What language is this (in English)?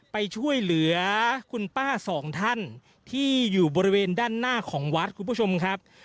Thai